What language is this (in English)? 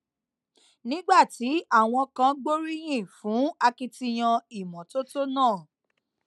Yoruba